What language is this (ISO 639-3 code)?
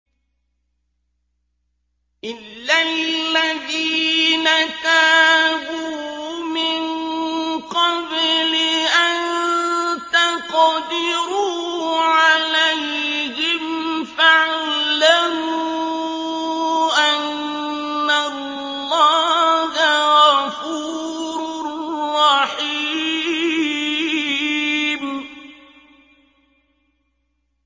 ara